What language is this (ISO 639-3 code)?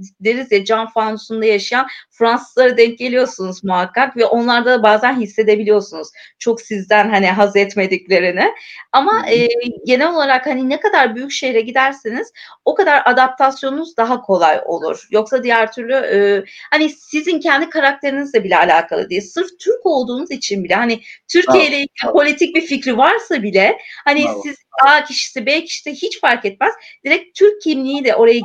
tur